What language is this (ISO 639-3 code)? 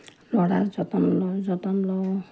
asm